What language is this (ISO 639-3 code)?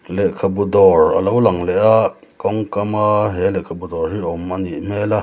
lus